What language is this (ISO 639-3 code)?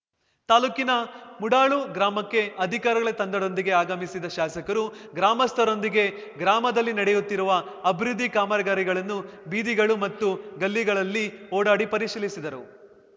kan